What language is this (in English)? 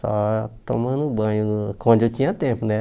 Portuguese